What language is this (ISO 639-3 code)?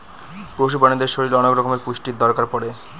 ben